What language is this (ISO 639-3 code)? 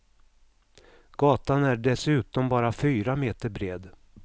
swe